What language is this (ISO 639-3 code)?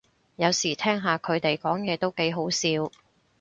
yue